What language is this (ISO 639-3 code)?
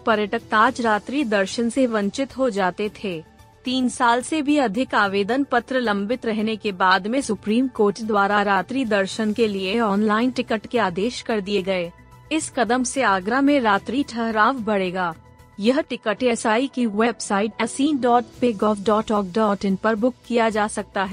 hin